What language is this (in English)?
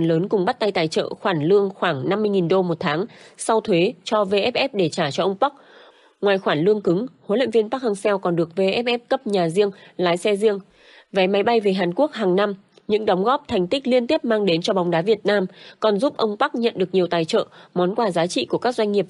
Vietnamese